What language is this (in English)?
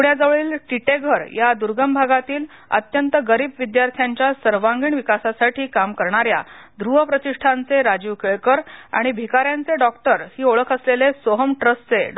Marathi